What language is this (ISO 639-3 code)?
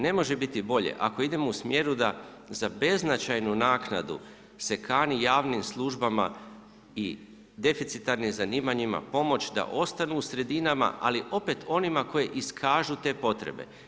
hrv